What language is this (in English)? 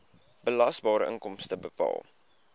Afrikaans